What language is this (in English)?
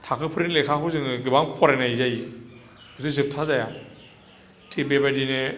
Bodo